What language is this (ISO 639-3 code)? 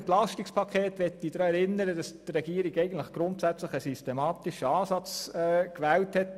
gsw